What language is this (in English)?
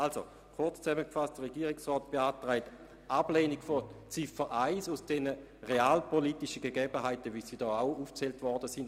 Swiss German